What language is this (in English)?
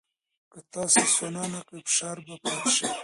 Pashto